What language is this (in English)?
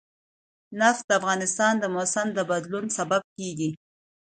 Pashto